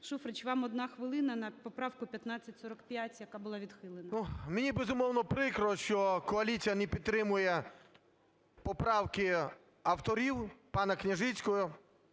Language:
Ukrainian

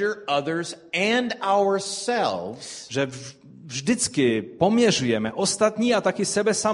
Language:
Czech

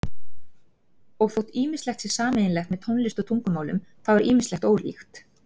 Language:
Icelandic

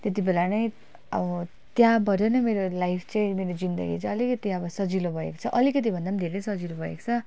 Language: Nepali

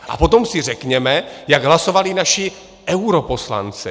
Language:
Czech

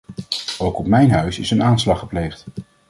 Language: Dutch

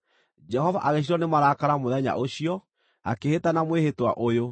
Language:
Kikuyu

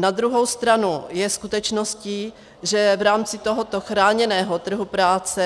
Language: Czech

